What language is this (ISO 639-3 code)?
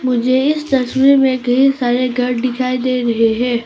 hin